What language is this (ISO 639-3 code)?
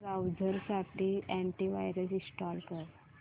mar